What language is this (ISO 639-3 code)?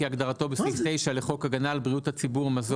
heb